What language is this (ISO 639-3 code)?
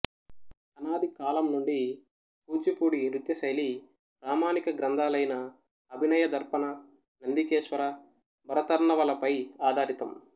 tel